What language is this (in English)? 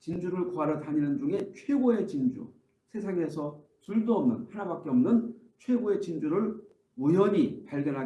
Korean